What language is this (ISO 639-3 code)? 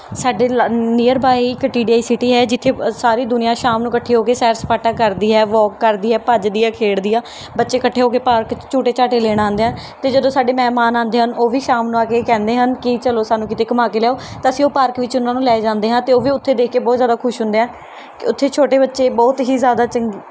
pan